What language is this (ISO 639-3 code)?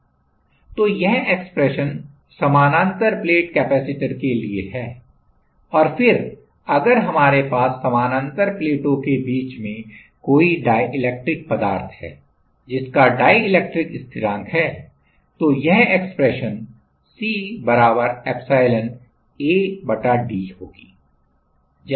hin